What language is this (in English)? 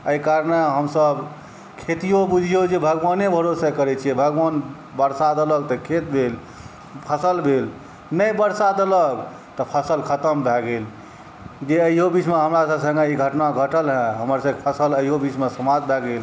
Maithili